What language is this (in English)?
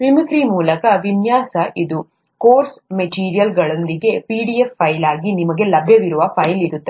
Kannada